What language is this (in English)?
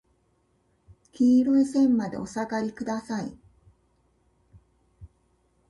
Japanese